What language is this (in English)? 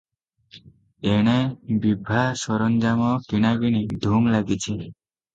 Odia